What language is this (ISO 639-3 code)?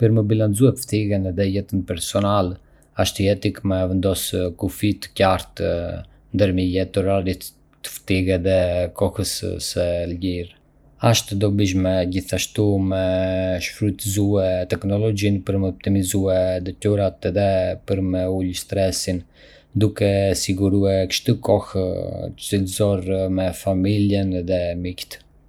aae